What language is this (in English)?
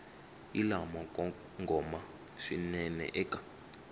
Tsonga